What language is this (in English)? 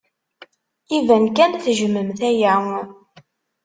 Kabyle